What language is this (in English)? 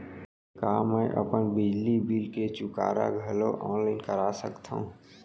Chhattisgarhi